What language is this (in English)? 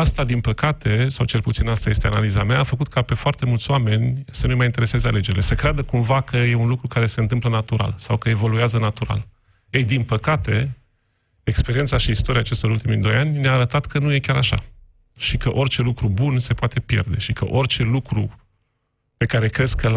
Romanian